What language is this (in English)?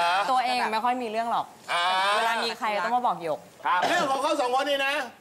Thai